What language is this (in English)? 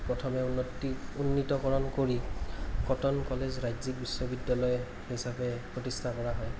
Assamese